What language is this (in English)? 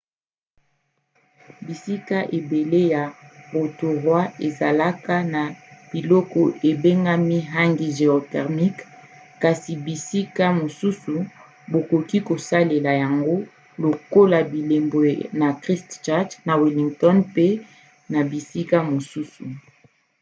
Lingala